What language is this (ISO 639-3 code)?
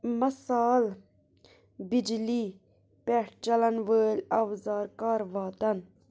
kas